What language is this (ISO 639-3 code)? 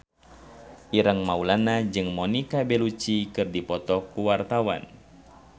sun